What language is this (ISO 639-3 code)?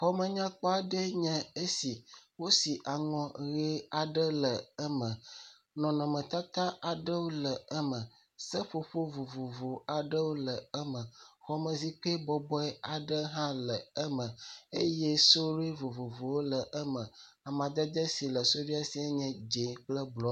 ewe